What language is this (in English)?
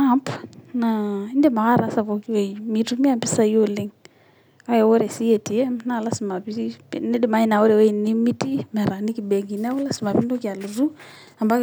Masai